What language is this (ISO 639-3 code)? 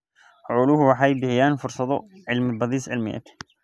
som